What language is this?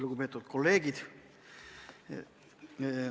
Estonian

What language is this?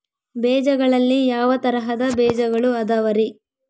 Kannada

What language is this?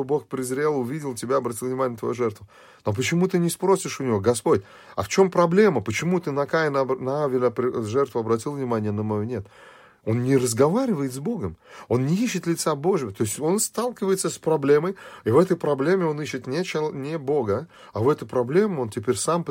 Russian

